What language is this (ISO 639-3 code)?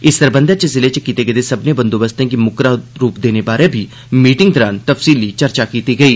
doi